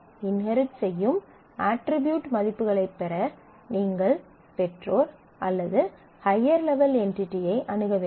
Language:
Tamil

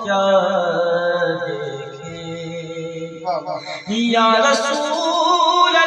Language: Urdu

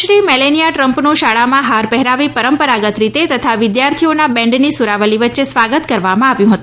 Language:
Gujarati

